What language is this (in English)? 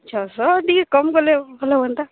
Odia